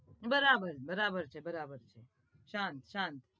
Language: Gujarati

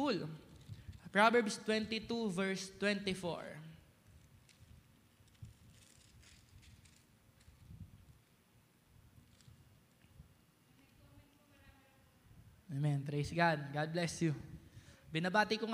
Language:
Filipino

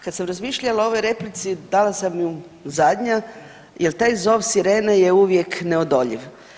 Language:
Croatian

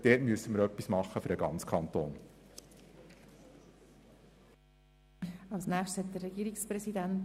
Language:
Swiss German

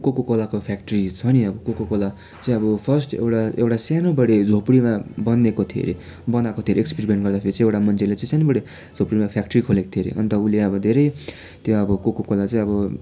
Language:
Nepali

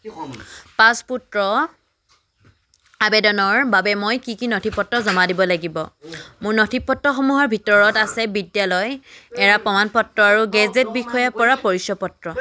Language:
Assamese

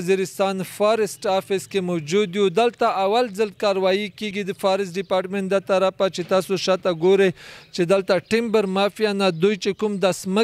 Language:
Romanian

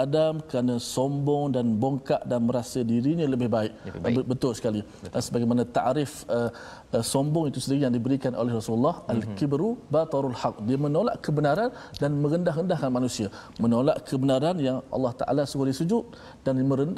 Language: Malay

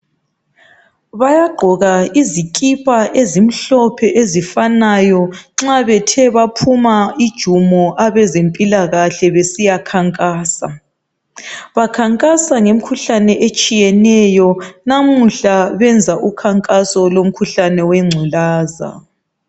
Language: North Ndebele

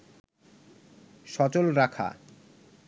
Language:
Bangla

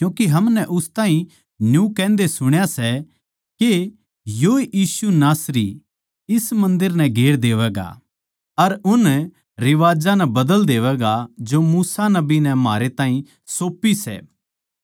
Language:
Haryanvi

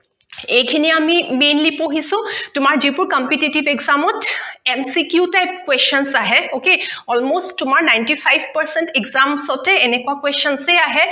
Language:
Assamese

